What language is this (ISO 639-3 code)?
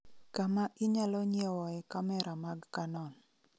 luo